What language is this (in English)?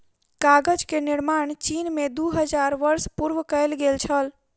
Maithili